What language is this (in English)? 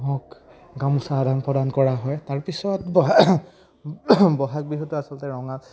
Assamese